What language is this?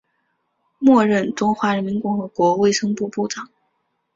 Chinese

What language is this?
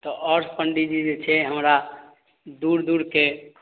Maithili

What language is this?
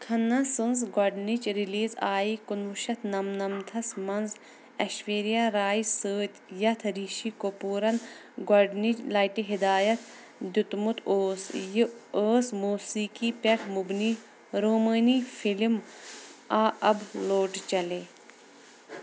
Kashmiri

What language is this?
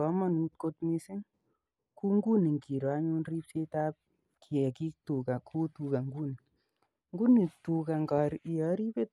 Kalenjin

